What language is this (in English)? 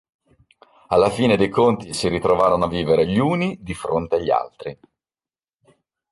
Italian